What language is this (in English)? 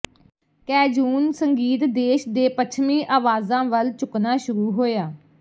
Punjabi